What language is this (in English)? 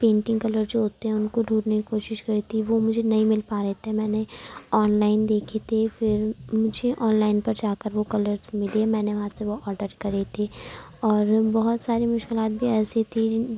Urdu